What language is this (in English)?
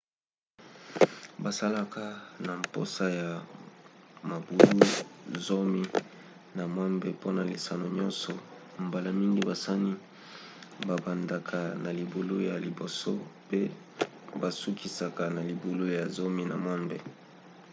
Lingala